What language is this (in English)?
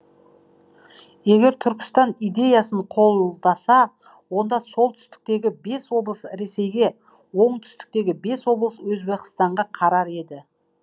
Kazakh